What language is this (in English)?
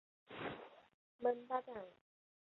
Chinese